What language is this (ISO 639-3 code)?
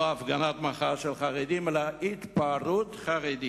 heb